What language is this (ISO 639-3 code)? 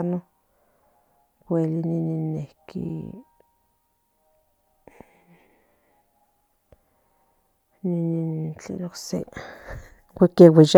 nhn